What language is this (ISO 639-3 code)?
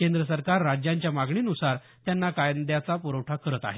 mar